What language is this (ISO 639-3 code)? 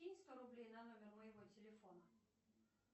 rus